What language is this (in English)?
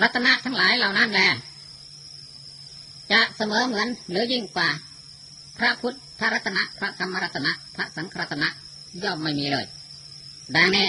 Thai